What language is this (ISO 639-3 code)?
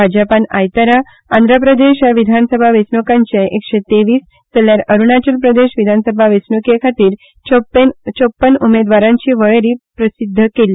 kok